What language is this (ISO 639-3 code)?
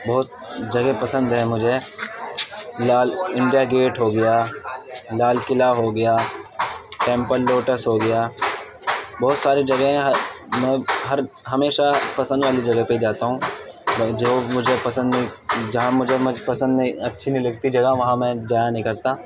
urd